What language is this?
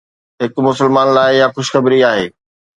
Sindhi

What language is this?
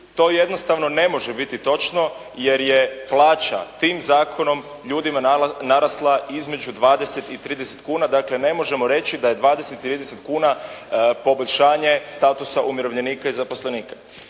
Croatian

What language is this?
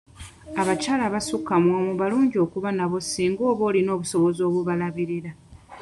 Ganda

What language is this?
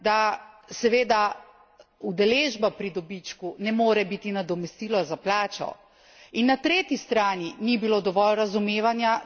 Slovenian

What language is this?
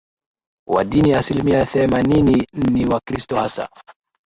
Swahili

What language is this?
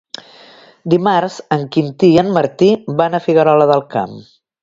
Catalan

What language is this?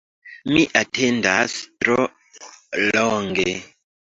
Esperanto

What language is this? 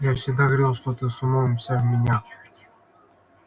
Russian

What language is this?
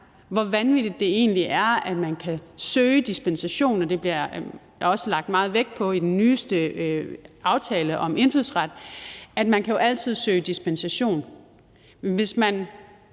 Danish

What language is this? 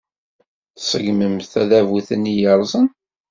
Kabyle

